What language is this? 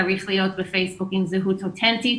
Hebrew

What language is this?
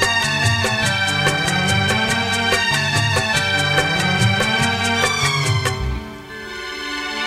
Hindi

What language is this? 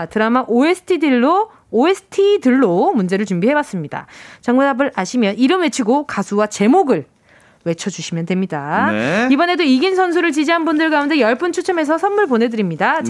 Korean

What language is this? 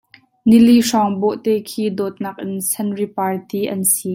Hakha Chin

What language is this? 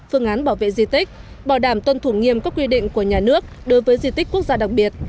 Vietnamese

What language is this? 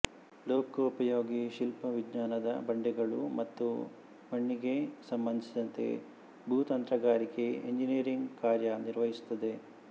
Kannada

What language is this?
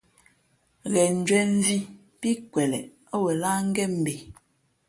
Fe'fe'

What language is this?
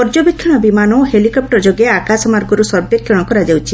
Odia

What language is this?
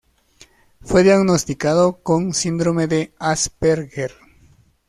Spanish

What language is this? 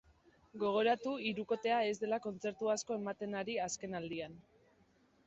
Basque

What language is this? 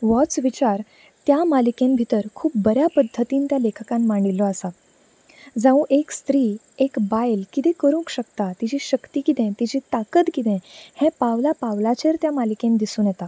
Konkani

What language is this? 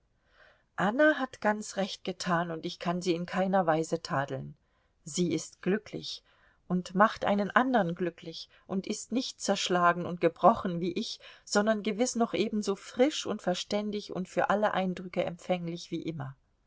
German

